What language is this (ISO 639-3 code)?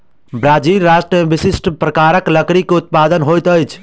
mai